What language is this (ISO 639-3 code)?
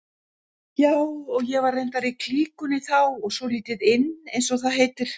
isl